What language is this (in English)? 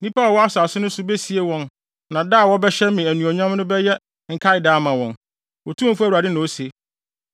Akan